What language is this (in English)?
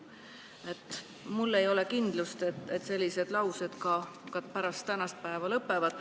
Estonian